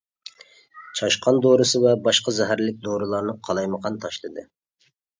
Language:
Uyghur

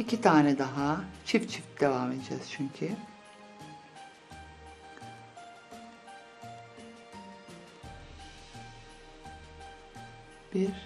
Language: Turkish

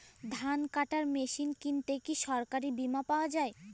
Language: Bangla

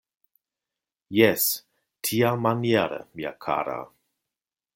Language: Esperanto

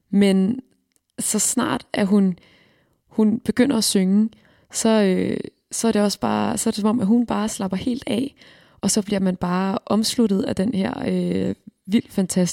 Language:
Danish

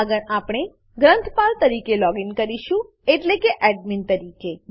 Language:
Gujarati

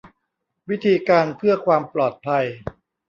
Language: Thai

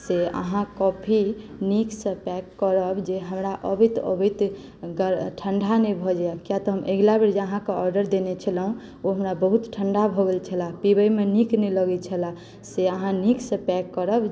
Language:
Maithili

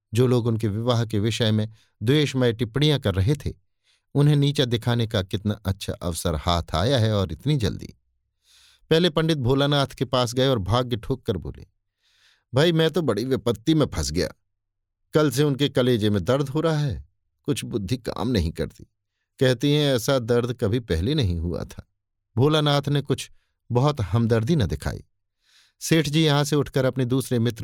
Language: Hindi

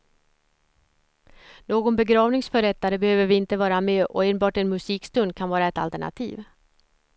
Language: Swedish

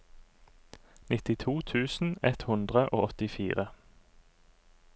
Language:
Norwegian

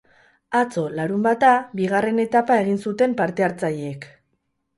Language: Basque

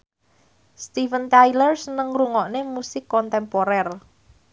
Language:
Javanese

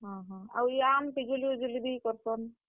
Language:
Odia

